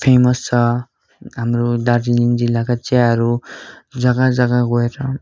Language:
Nepali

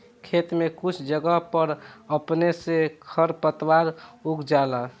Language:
Bhojpuri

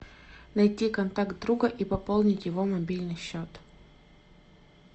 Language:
Russian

